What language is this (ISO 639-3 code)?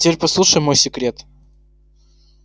rus